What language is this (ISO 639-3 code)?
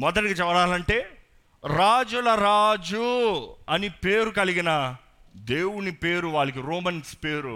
tel